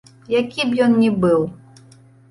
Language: Belarusian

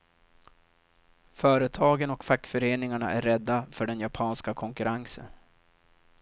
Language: Swedish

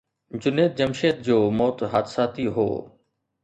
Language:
Sindhi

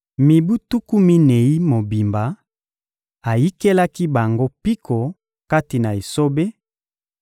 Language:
Lingala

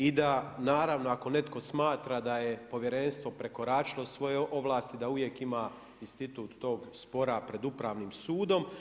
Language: Croatian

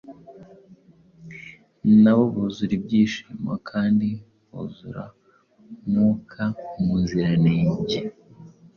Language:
Kinyarwanda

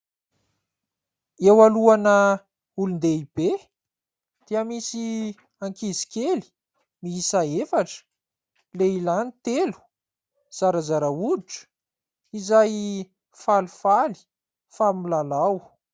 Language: Malagasy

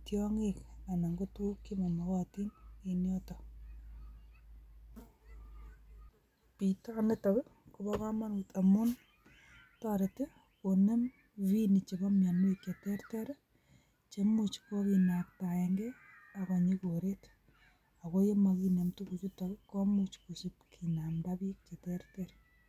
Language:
Kalenjin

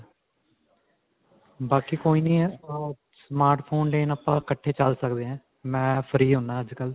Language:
Punjabi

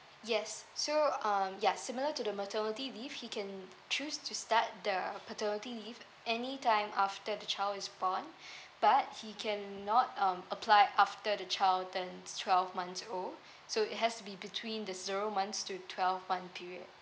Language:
English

